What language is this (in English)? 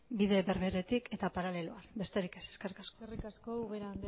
Basque